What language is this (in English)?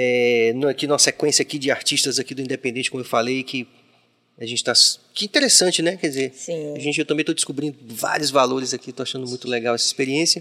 Portuguese